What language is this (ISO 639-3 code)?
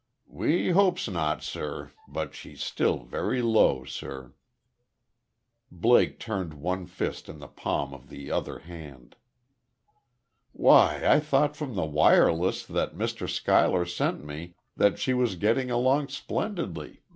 eng